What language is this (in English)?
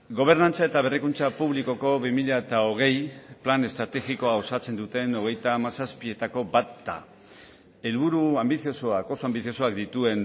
Basque